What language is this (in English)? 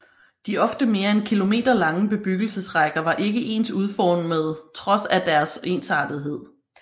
Danish